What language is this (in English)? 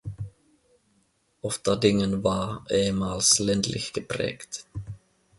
German